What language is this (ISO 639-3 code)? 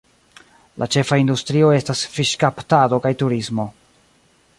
epo